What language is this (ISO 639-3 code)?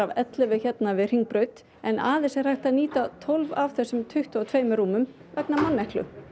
isl